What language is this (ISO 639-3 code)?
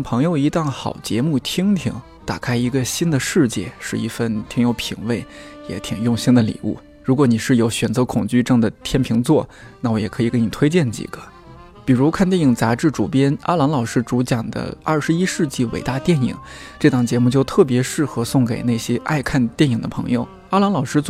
zho